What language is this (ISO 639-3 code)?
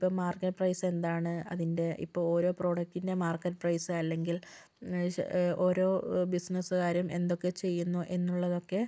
mal